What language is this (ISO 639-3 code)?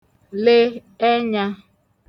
ibo